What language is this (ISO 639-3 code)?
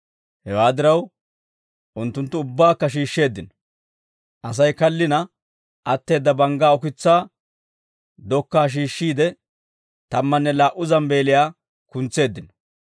dwr